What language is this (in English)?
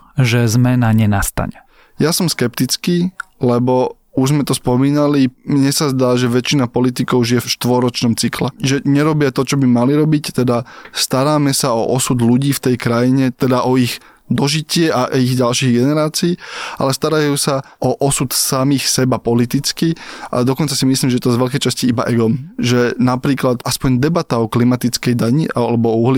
Slovak